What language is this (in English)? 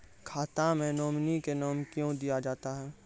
Maithili